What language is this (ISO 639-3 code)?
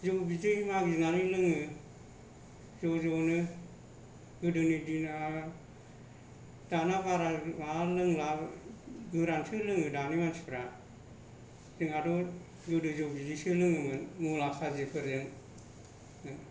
brx